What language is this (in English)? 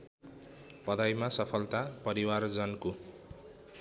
Nepali